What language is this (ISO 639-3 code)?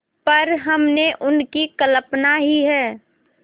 hin